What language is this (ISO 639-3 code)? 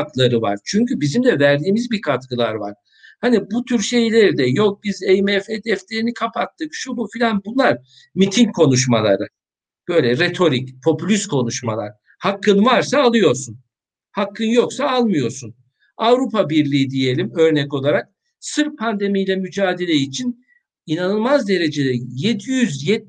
tur